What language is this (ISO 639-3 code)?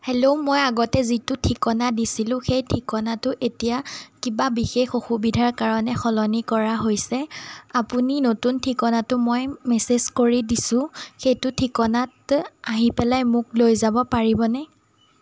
asm